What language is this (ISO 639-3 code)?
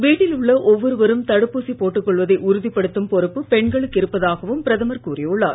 tam